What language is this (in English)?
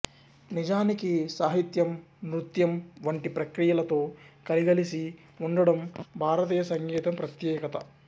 Telugu